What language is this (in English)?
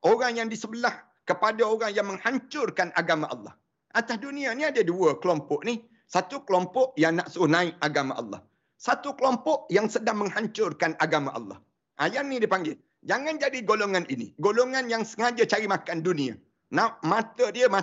Malay